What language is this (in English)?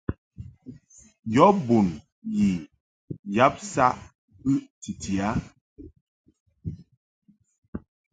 Mungaka